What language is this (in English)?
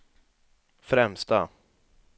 Swedish